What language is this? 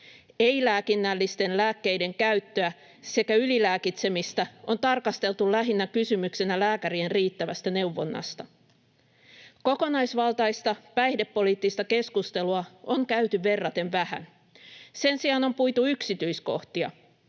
Finnish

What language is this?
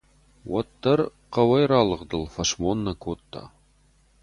Ossetic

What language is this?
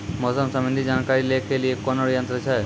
Maithili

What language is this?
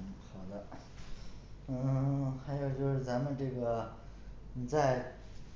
Chinese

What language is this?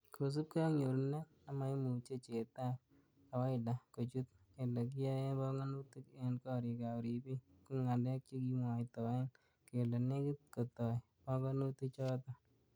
Kalenjin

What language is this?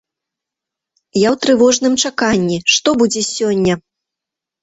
Belarusian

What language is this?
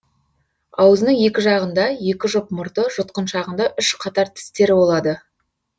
Kazakh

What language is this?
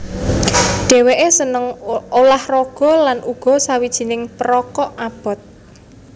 Javanese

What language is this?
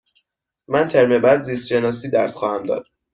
Persian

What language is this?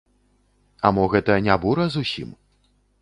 Belarusian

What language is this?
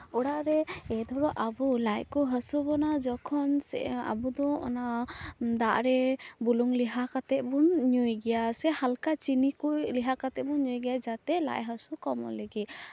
Santali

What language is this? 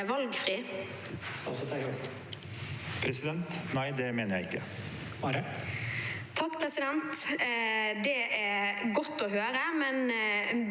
Norwegian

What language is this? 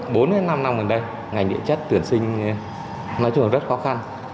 Vietnamese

